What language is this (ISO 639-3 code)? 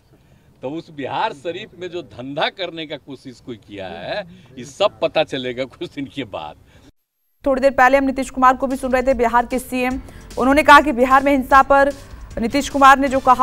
hin